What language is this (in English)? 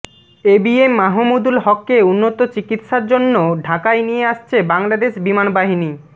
Bangla